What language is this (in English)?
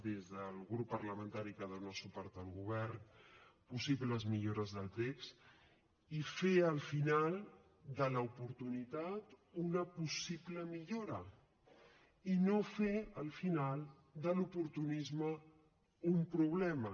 Catalan